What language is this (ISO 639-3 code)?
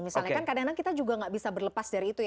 ind